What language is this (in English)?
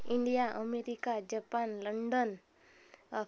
Marathi